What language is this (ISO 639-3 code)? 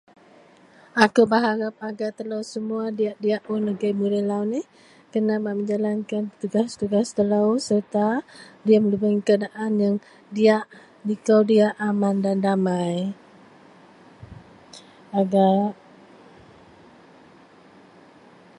mel